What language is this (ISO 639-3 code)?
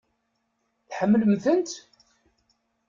kab